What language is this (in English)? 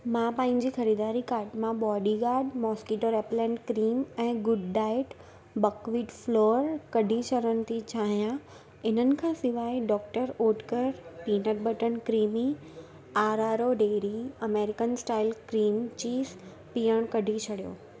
Sindhi